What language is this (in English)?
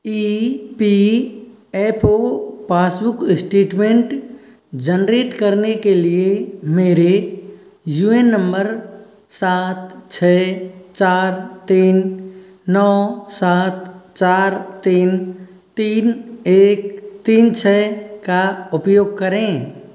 Hindi